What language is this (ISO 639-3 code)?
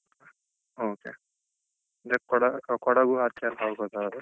kan